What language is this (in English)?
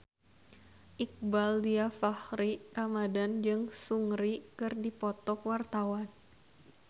Sundanese